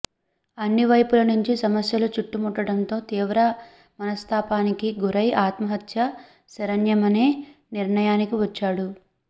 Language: Telugu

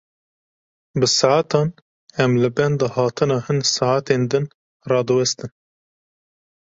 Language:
Kurdish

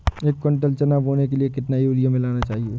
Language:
Hindi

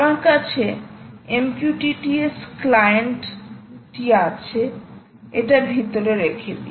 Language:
Bangla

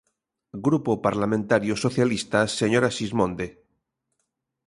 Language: Galician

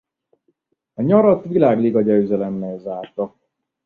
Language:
Hungarian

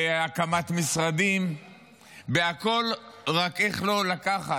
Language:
Hebrew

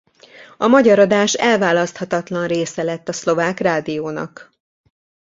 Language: Hungarian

